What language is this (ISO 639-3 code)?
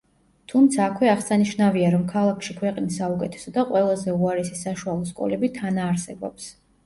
kat